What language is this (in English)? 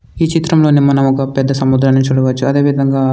Telugu